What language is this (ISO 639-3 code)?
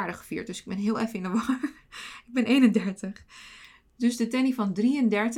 nld